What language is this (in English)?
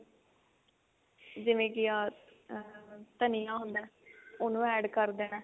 Punjabi